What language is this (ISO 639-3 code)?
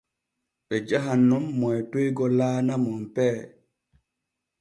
fue